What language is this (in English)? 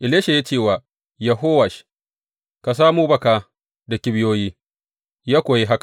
Hausa